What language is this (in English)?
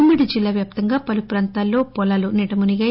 Telugu